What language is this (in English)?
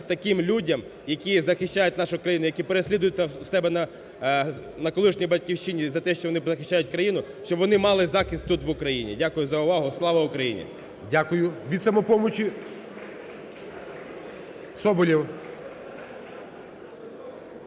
Ukrainian